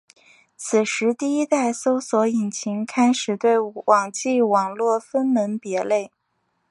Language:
Chinese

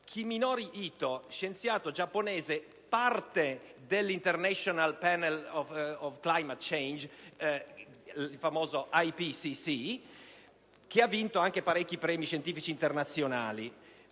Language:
Italian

